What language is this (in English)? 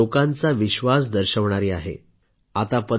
Marathi